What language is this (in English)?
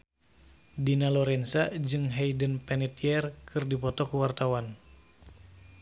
Sundanese